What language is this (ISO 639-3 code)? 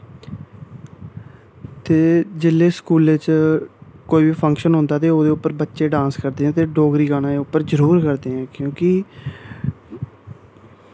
doi